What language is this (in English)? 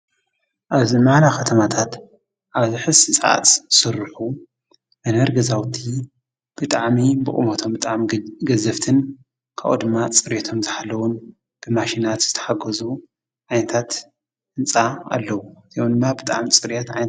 Tigrinya